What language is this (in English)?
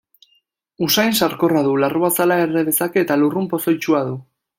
Basque